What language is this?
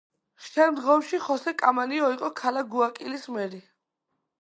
Georgian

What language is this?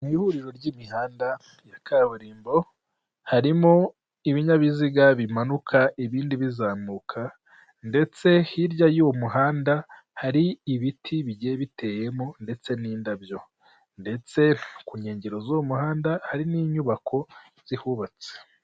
Kinyarwanda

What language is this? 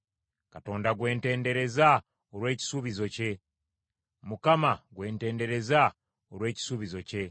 Ganda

